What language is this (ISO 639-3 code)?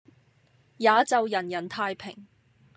yue